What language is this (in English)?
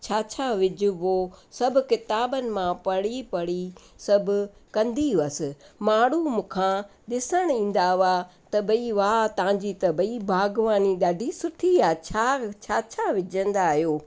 Sindhi